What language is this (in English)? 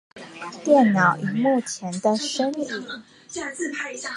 Chinese